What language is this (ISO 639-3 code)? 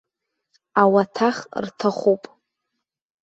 abk